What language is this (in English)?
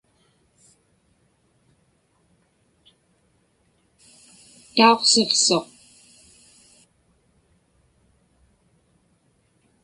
Inupiaq